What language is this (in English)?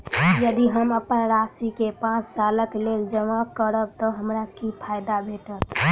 Maithili